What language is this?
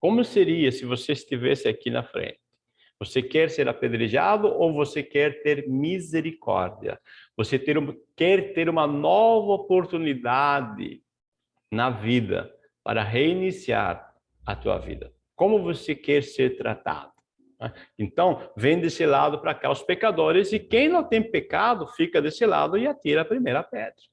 Portuguese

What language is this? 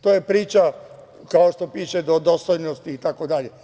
Serbian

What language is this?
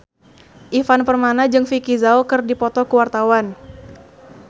Sundanese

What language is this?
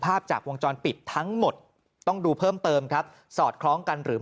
Thai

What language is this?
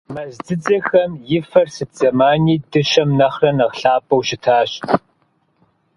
Kabardian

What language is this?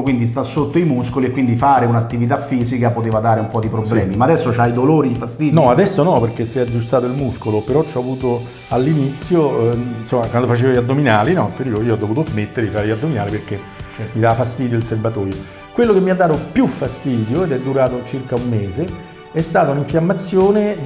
Italian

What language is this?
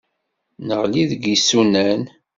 Kabyle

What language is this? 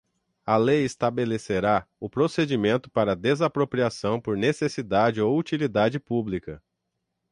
Portuguese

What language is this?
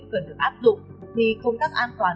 Vietnamese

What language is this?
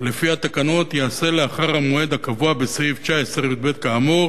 Hebrew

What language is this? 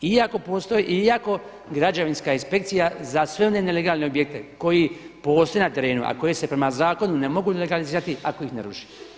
Croatian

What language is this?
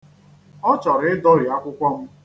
Igbo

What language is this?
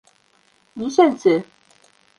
Bashkir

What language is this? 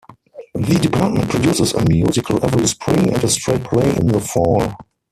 English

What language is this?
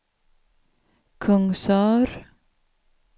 Swedish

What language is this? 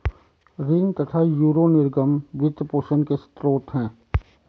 Hindi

